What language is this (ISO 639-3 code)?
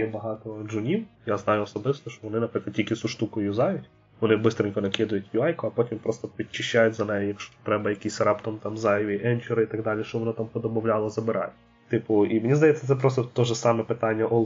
ukr